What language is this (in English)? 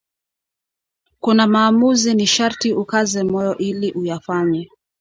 Swahili